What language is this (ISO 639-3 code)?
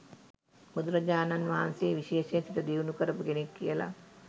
sin